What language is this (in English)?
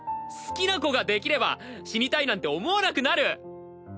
Japanese